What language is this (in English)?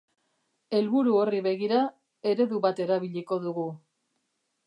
Basque